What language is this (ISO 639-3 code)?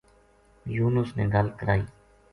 gju